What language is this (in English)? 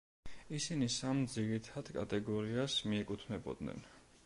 Georgian